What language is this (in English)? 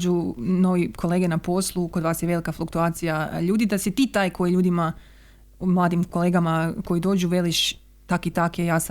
Croatian